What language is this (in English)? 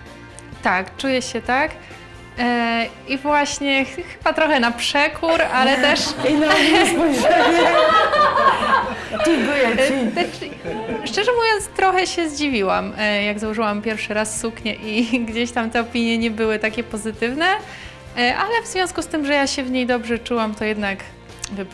Polish